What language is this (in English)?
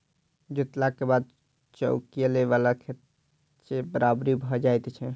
Maithili